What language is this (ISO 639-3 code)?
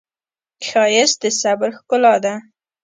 pus